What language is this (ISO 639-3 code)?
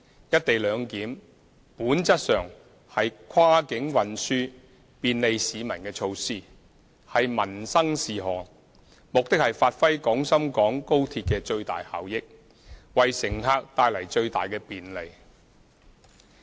yue